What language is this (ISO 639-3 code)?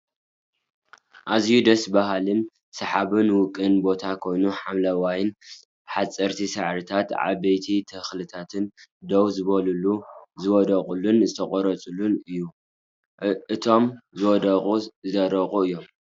tir